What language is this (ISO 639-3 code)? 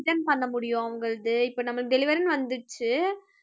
tam